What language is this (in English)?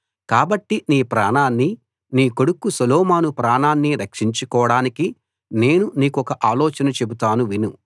Telugu